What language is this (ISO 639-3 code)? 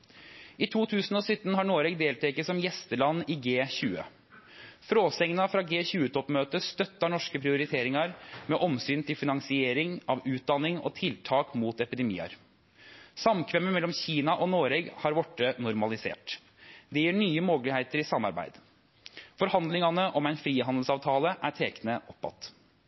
nno